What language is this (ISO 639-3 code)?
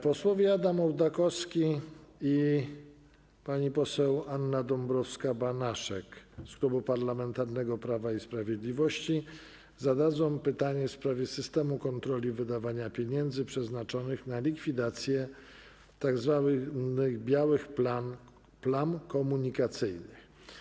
pol